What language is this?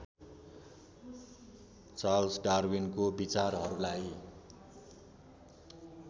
Nepali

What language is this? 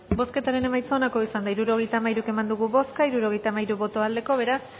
Basque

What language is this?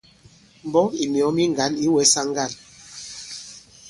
Bankon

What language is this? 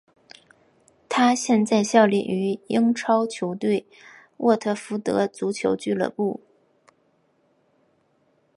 Chinese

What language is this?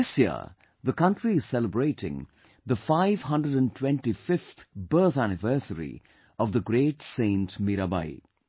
English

